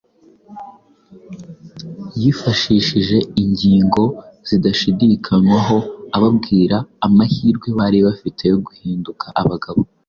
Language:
Kinyarwanda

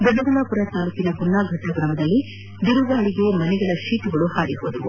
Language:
Kannada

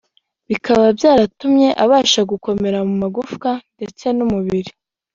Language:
Kinyarwanda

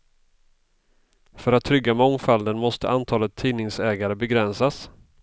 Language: Swedish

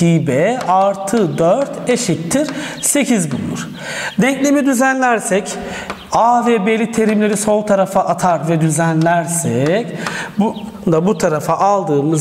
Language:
Turkish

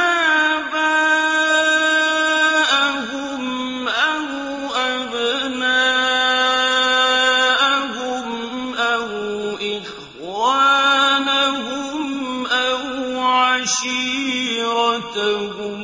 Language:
Arabic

